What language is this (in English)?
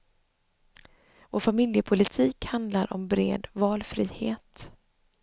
Swedish